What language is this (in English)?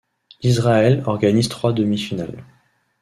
French